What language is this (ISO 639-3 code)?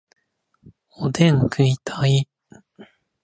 jpn